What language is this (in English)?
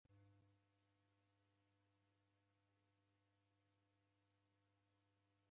Taita